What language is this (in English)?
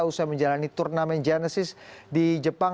Indonesian